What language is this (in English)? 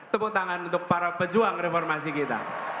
Indonesian